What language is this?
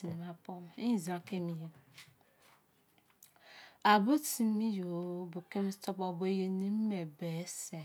Izon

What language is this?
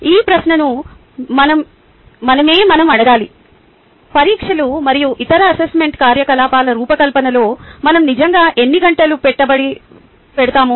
Telugu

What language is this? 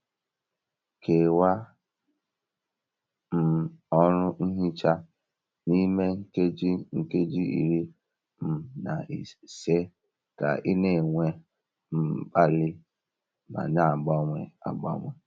Igbo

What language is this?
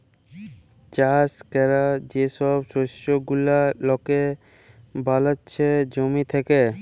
Bangla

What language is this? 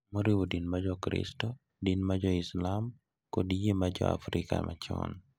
Luo (Kenya and Tanzania)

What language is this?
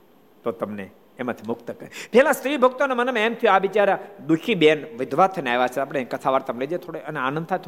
Gujarati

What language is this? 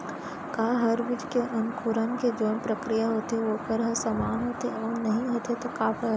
Chhattisgarhi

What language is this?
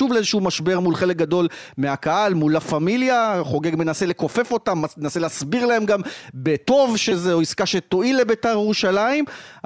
Hebrew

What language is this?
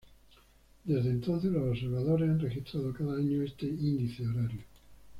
Spanish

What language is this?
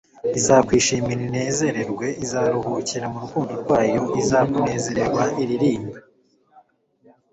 Kinyarwanda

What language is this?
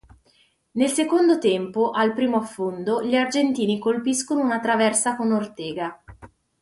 Italian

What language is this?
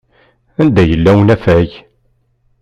Kabyle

